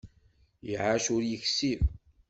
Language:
Kabyle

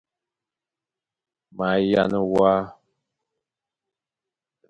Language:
Fang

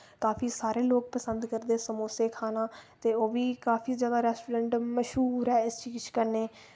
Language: Dogri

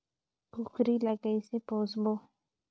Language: Chhattisgarhi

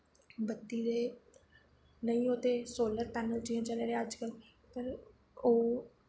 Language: Dogri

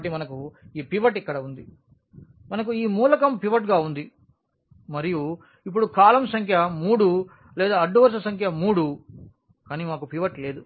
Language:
Telugu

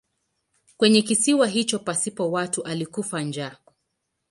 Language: Swahili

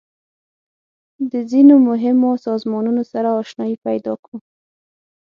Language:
Pashto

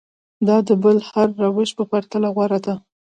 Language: Pashto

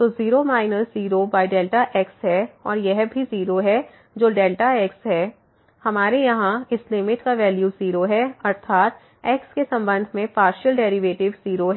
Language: Hindi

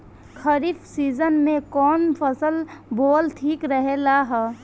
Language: Bhojpuri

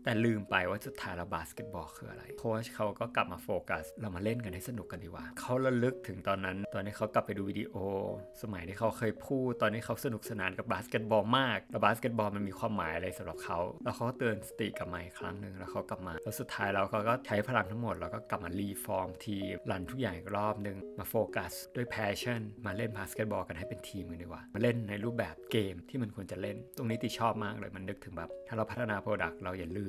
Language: Thai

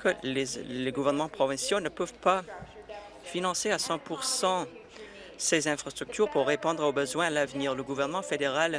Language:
French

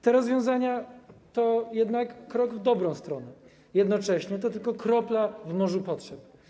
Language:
Polish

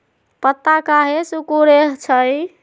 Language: Magahi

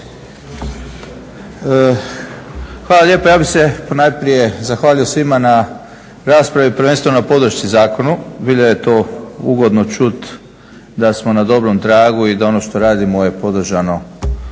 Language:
Croatian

